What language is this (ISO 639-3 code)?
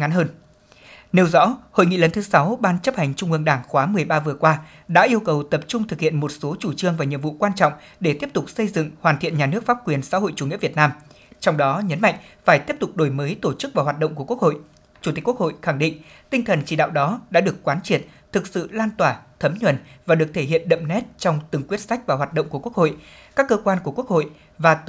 vie